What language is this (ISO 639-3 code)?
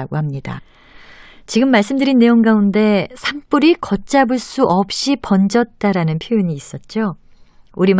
kor